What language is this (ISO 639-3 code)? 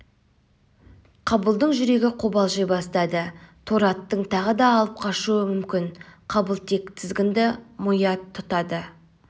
kaz